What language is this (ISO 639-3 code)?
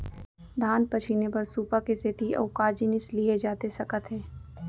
hne